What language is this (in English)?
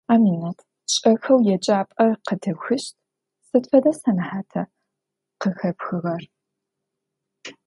Adyghe